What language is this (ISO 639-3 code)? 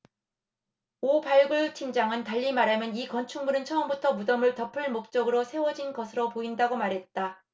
kor